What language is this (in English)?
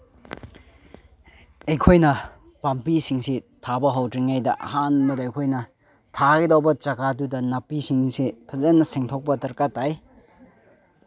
Manipuri